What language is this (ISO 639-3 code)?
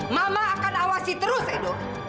ind